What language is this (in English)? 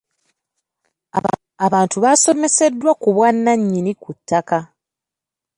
Ganda